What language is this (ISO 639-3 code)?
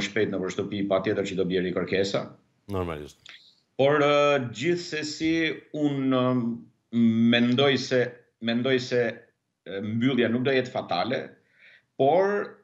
ron